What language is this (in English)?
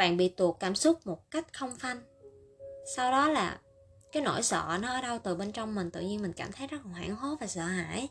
Vietnamese